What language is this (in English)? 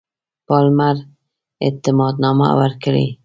Pashto